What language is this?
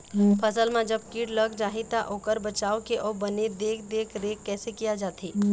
Chhattisgarhi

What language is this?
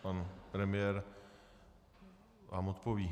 Czech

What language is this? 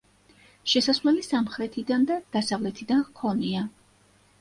Georgian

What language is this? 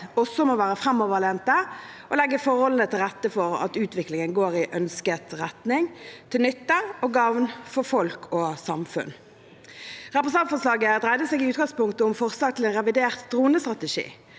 Norwegian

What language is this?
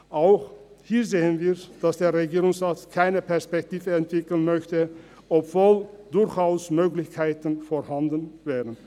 Swiss German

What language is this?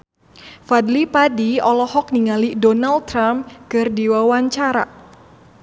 Sundanese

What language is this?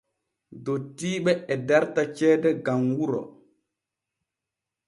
Borgu Fulfulde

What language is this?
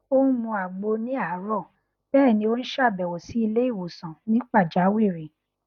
Yoruba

